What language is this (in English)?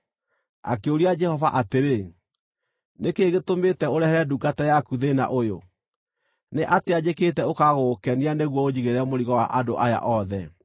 Kikuyu